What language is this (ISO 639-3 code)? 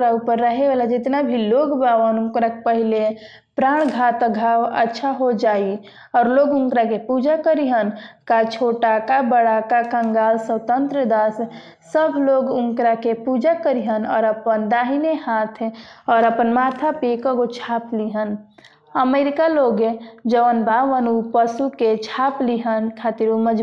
hin